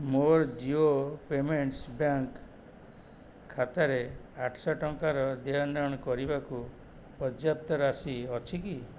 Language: Odia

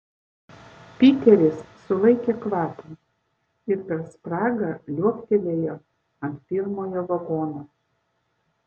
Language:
Lithuanian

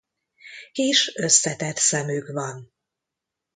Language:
Hungarian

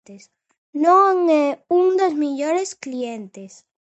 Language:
Galician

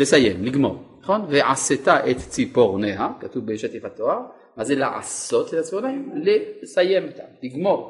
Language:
Hebrew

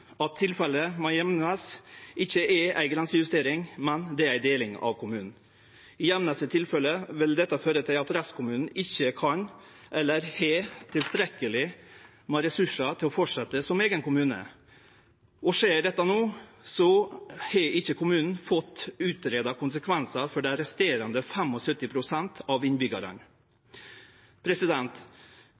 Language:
Norwegian Nynorsk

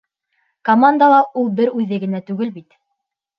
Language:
Bashkir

